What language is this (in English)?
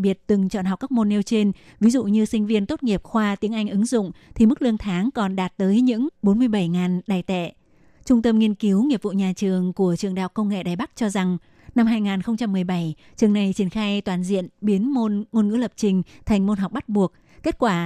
Vietnamese